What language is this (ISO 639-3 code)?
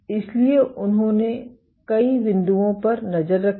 hin